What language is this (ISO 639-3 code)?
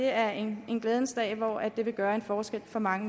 dan